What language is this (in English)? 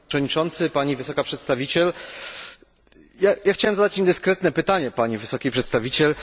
Polish